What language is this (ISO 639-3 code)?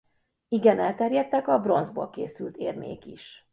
hun